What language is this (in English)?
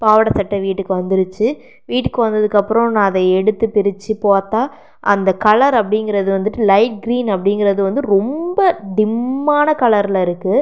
Tamil